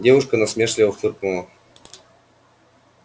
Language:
Russian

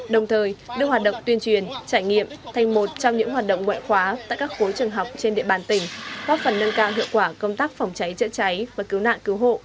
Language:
Vietnamese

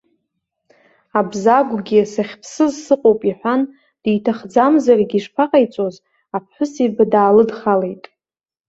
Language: Abkhazian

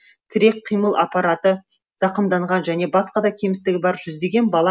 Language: Kazakh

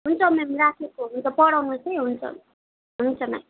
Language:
Nepali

